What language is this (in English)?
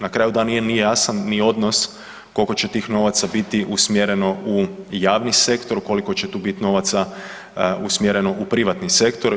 Croatian